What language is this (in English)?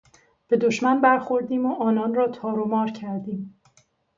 Persian